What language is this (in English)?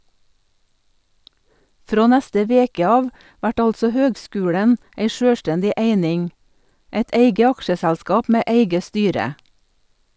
Norwegian